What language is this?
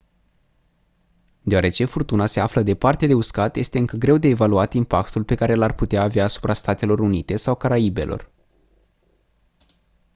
Romanian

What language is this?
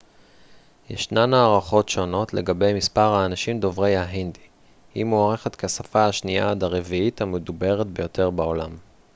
Hebrew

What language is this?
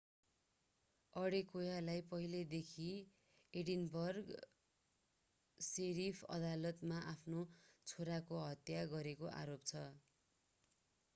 Nepali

